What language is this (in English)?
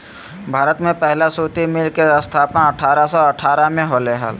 Magahi